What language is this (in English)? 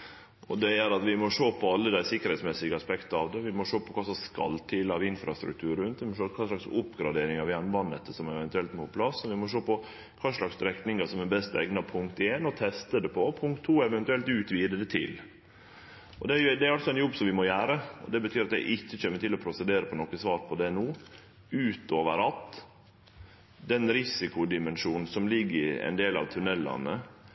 Norwegian Nynorsk